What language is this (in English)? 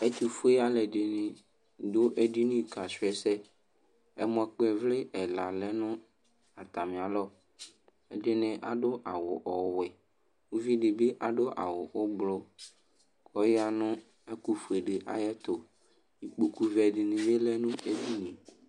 Ikposo